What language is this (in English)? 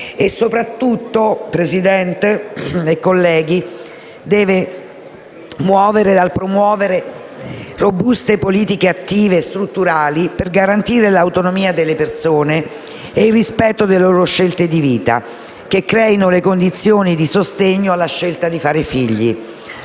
Italian